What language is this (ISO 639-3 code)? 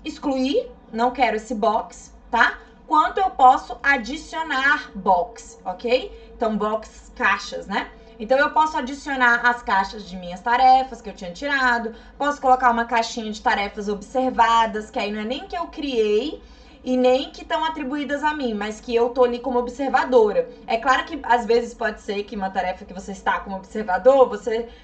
por